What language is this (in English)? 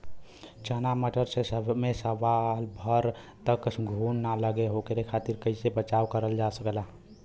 Bhojpuri